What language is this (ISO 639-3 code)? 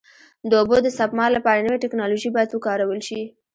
pus